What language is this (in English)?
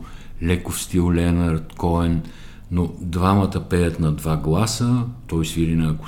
Bulgarian